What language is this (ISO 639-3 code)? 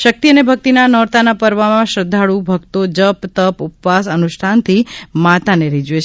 guj